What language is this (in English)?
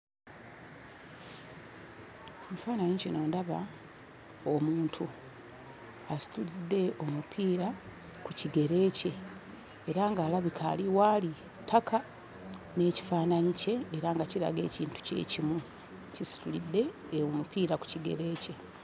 Ganda